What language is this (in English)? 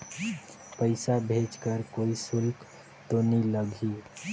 Chhattisgarhi